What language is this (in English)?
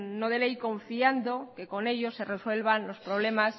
Spanish